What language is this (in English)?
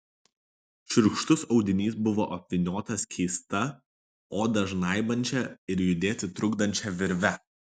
Lithuanian